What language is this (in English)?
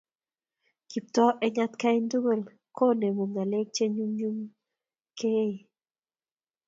Kalenjin